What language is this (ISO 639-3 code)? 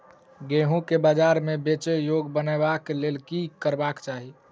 mai